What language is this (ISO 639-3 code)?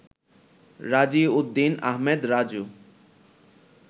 ben